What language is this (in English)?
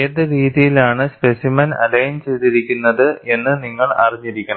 Malayalam